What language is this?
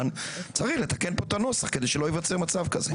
Hebrew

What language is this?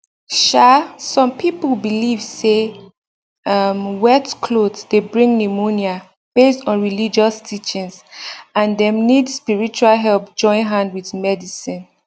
Nigerian Pidgin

